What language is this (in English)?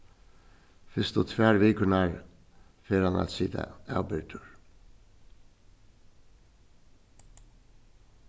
Faroese